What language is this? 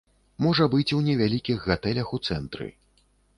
Belarusian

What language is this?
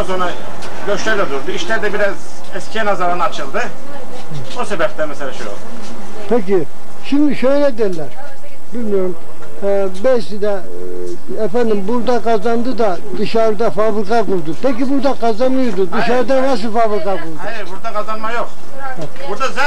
Turkish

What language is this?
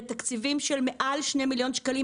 Hebrew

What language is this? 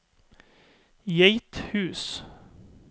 Norwegian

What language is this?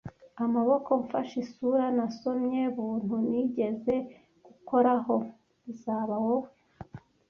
Kinyarwanda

